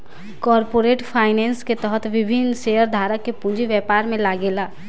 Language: Bhojpuri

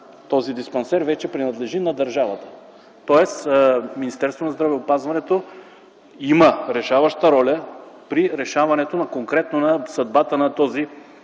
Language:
Bulgarian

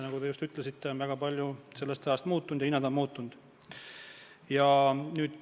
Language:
Estonian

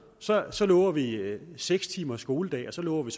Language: Danish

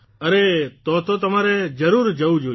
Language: Gujarati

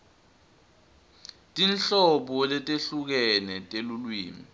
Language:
Swati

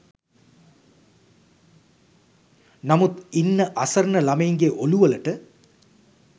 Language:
Sinhala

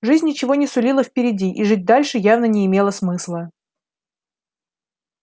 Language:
Russian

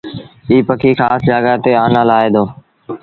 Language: Sindhi Bhil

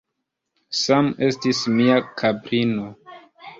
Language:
Esperanto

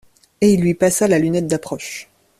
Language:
French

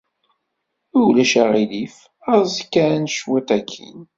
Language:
Kabyle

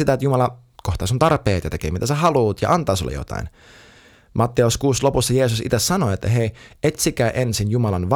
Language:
Finnish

